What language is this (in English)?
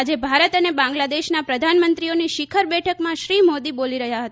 Gujarati